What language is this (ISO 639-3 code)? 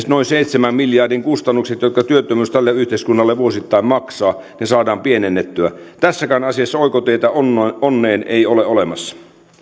fin